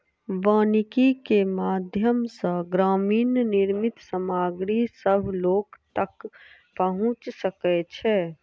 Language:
Maithili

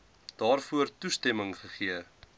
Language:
Afrikaans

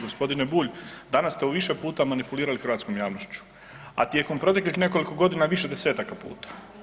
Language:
Croatian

